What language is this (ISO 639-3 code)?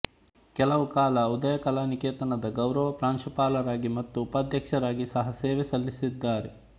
kan